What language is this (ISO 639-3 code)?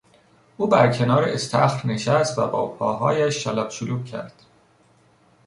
fas